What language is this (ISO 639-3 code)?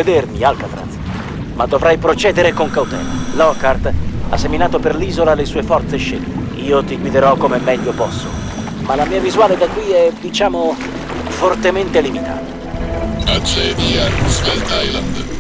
ita